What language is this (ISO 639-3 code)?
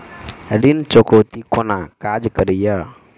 mai